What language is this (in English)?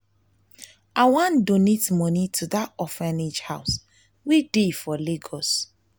Nigerian Pidgin